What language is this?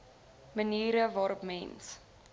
Afrikaans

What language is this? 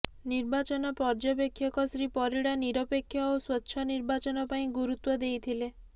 Odia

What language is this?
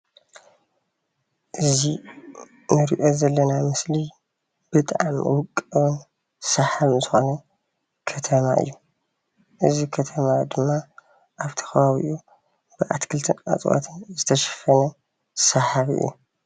Tigrinya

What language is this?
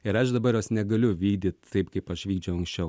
Lithuanian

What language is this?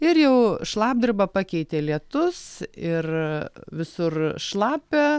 Lithuanian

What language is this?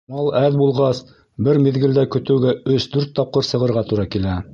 Bashkir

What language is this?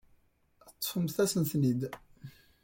Kabyle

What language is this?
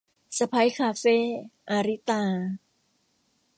Thai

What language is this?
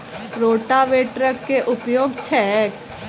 Maithili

